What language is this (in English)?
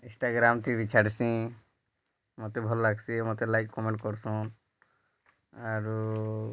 Odia